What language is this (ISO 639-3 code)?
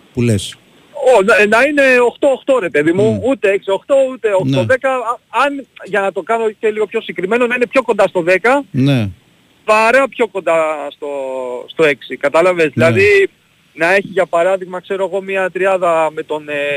ell